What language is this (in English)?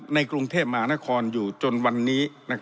Thai